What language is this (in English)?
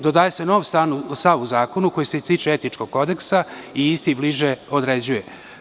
Serbian